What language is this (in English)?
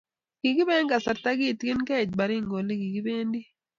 Kalenjin